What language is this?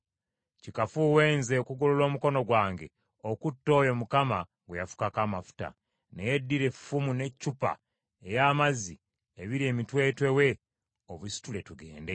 Ganda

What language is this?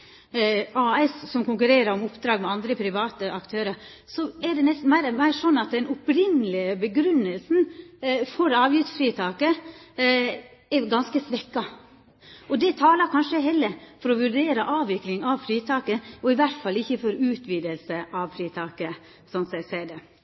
Norwegian Nynorsk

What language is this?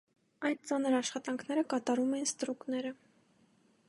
Armenian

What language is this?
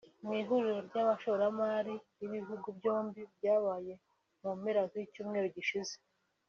Kinyarwanda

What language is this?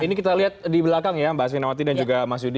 Indonesian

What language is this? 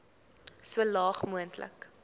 Afrikaans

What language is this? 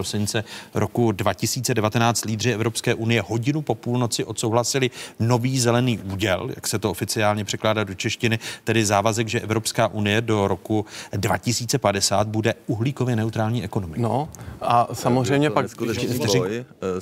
Czech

